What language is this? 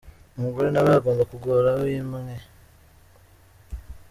Kinyarwanda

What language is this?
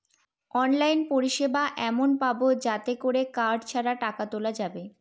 Bangla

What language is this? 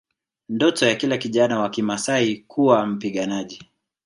Swahili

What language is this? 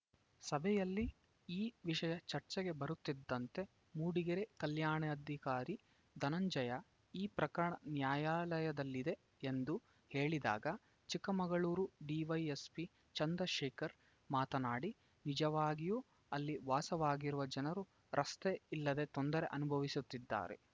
Kannada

